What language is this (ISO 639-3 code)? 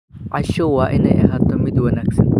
som